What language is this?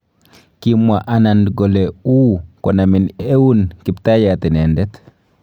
Kalenjin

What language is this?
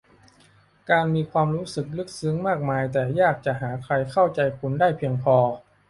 Thai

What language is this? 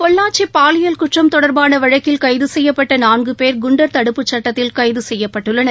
Tamil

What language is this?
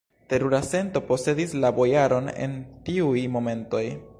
Esperanto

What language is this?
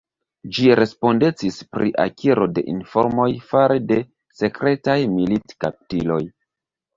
Esperanto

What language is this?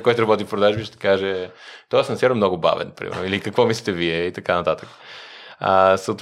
Bulgarian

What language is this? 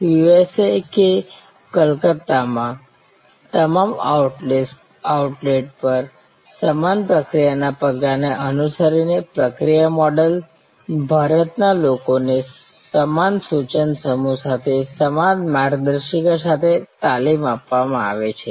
Gujarati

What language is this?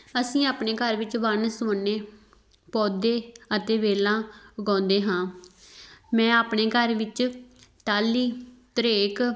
Punjabi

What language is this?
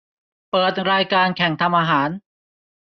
Thai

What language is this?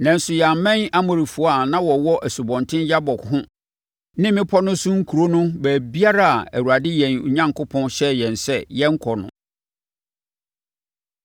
Akan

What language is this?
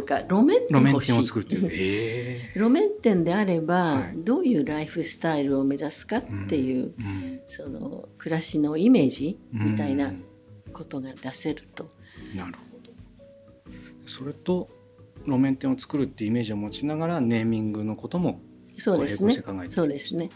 Japanese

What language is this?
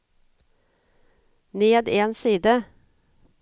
Norwegian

